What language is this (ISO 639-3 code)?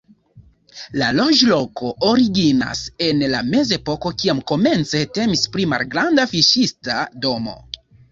epo